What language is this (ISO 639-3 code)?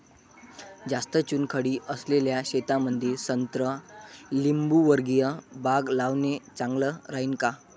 mar